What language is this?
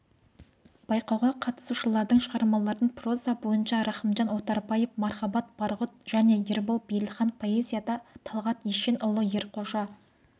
Kazakh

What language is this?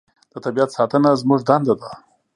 Pashto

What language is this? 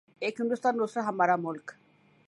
Urdu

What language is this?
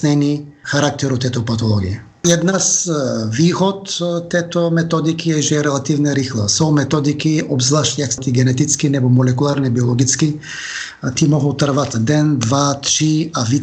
Czech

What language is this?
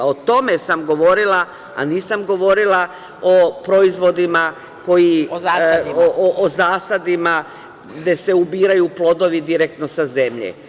Serbian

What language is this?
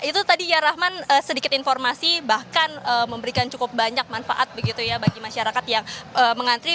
Indonesian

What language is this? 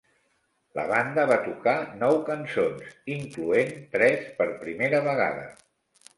Catalan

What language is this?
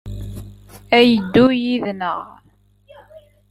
Kabyle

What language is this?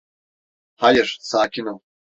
Turkish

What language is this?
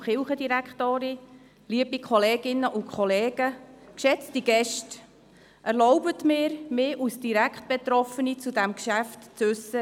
Swiss German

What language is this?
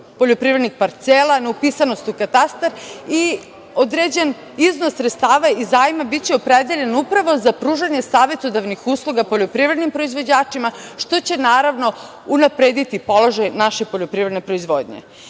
Serbian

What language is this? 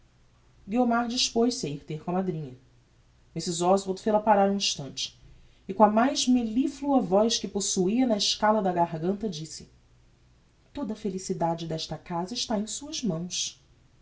Portuguese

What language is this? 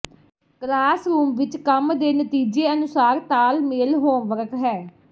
Punjabi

